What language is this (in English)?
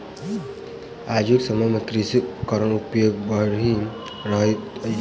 Maithili